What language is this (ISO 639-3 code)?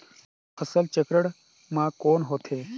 hne